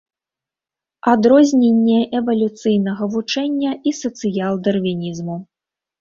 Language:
Belarusian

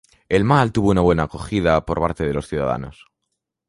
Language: Spanish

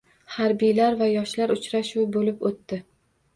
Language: Uzbek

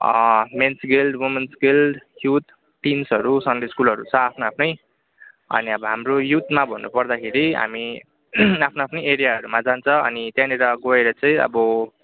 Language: Nepali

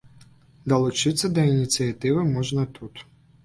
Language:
Belarusian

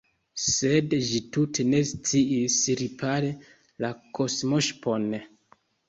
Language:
Esperanto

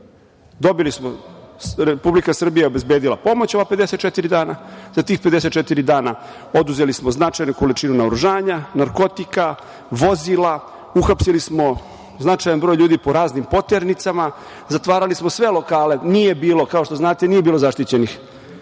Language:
Serbian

